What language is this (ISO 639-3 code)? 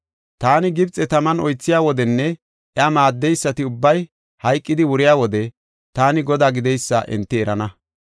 gof